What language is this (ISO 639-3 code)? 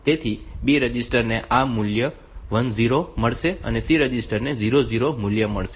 guj